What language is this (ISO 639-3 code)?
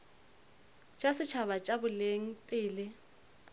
nso